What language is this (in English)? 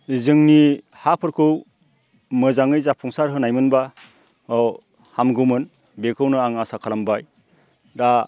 Bodo